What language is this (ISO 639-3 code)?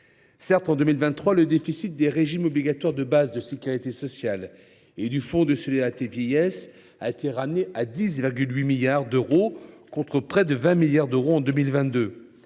fra